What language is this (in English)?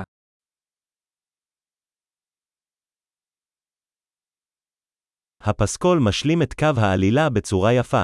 Hebrew